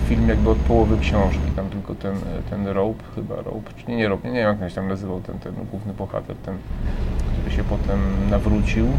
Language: Polish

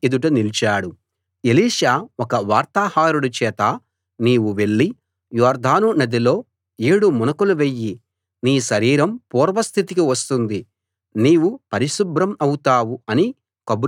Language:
Telugu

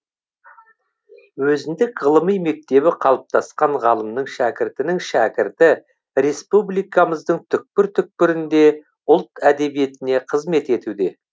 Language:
Kazakh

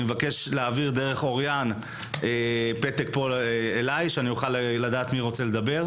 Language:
Hebrew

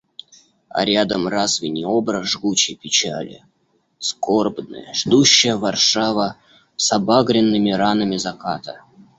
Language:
Russian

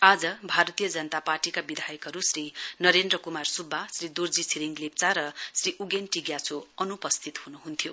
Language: Nepali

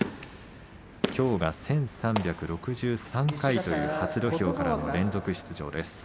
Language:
Japanese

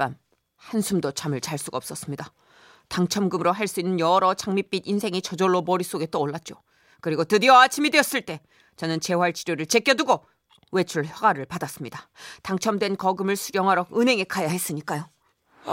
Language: Korean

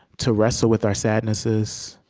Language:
English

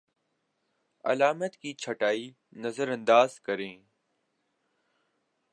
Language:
Urdu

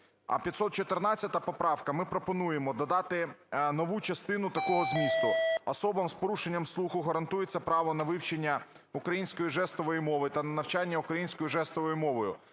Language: Ukrainian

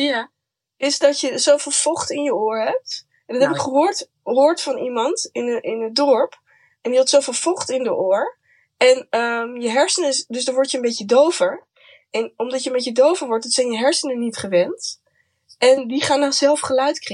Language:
Dutch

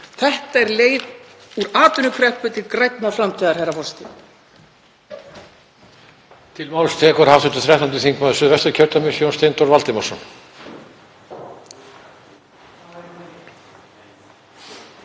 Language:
Icelandic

